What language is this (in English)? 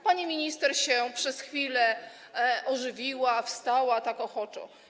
Polish